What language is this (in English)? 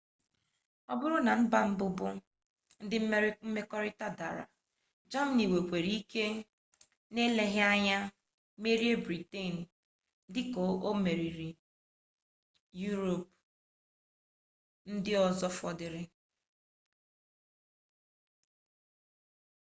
Igbo